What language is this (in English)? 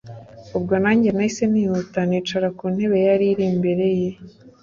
Kinyarwanda